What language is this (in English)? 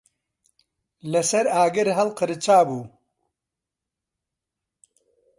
Central Kurdish